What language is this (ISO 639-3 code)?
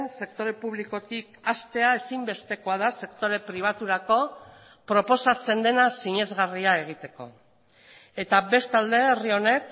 eus